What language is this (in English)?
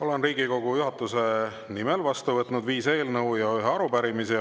Estonian